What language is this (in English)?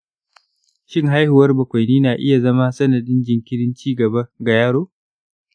Hausa